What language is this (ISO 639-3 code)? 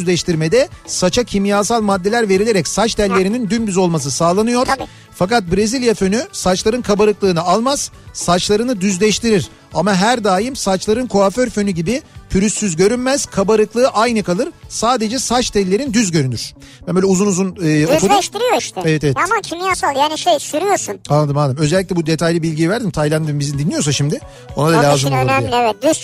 tur